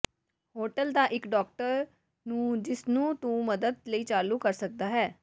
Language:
Punjabi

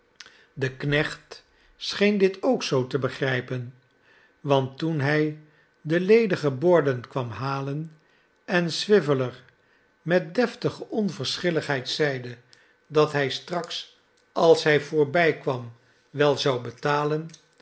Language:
Dutch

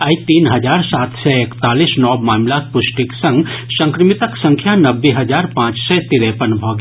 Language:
Maithili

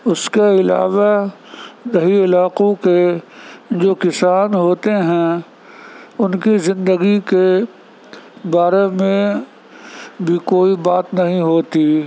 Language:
Urdu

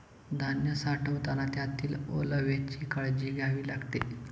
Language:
Marathi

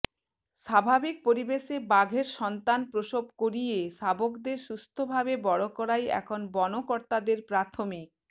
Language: Bangla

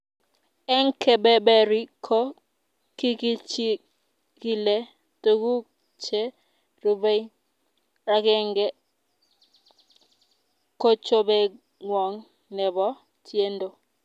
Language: Kalenjin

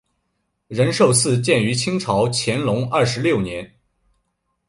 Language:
Chinese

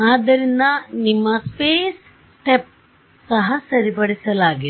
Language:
Kannada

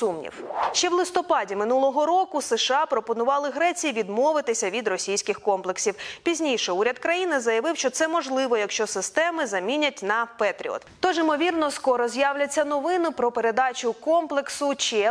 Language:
Ukrainian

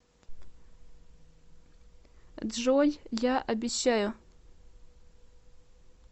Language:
Russian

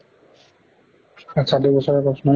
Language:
Assamese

